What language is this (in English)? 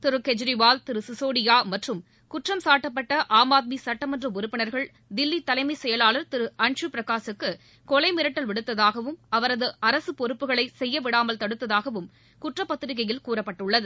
Tamil